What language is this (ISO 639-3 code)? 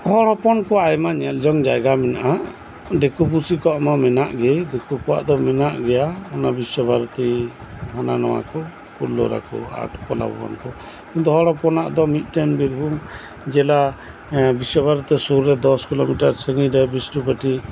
sat